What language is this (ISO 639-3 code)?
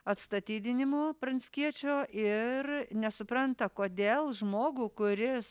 lit